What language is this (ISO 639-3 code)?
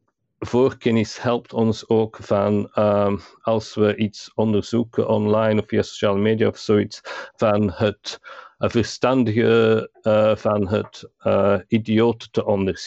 nld